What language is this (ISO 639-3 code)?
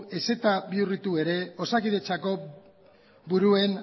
eus